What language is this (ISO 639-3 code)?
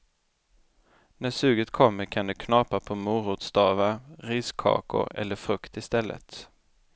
swe